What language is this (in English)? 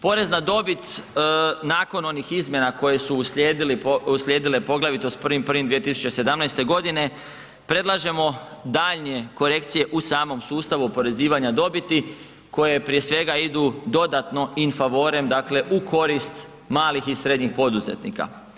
Croatian